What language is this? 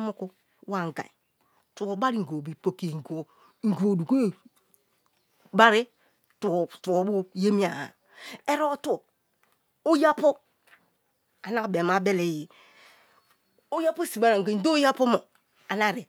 Kalabari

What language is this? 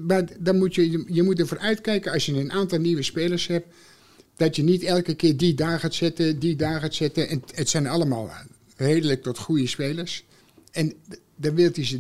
Dutch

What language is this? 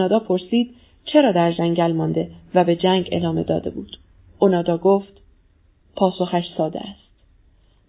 Persian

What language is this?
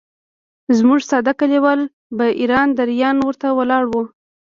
Pashto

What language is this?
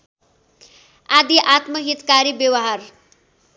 Nepali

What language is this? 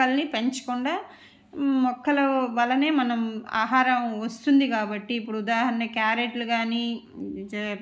Telugu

